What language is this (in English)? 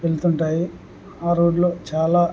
Telugu